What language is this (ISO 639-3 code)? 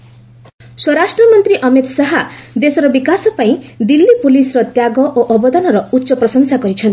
ori